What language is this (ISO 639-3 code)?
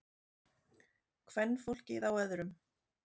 isl